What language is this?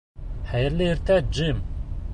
Bashkir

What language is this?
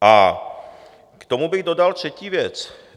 Czech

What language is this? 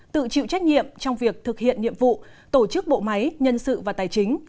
Vietnamese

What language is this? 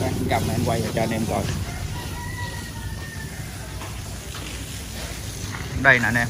Vietnamese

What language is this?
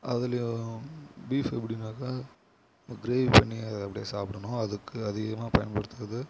Tamil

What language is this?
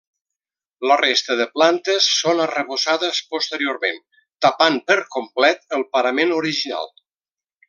Catalan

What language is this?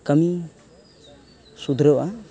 Santali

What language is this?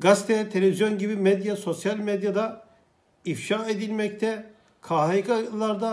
Turkish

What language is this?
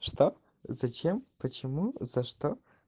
Russian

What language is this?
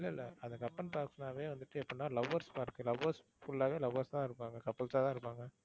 Tamil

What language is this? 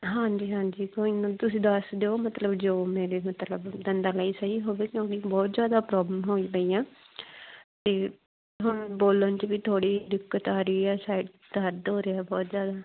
Punjabi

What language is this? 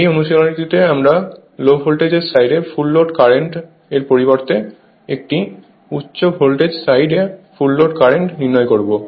Bangla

